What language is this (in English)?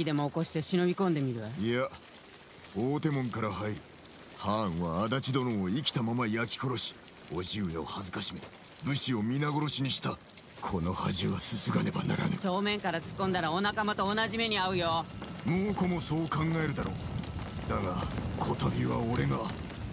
Japanese